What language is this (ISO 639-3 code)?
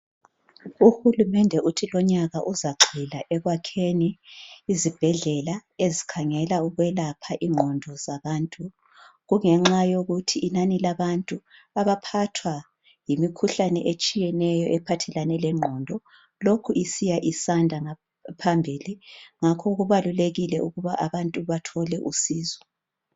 nde